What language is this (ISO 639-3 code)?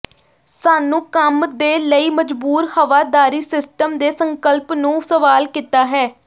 pan